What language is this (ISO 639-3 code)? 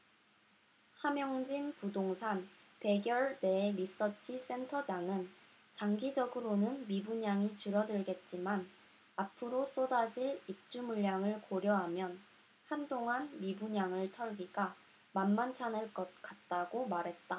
kor